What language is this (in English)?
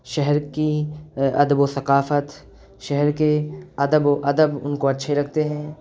Urdu